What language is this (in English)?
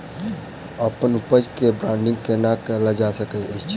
Maithili